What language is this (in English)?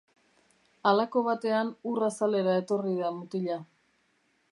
Basque